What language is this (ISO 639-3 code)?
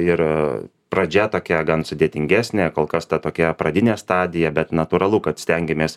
lit